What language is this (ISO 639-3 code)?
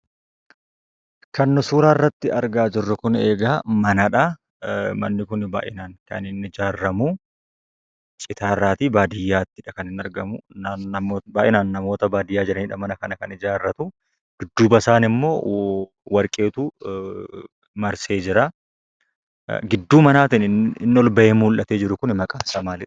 orm